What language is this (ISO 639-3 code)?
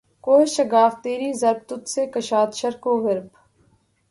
urd